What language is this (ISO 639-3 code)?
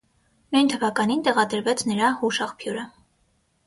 hye